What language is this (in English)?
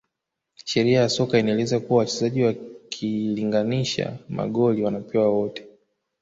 Swahili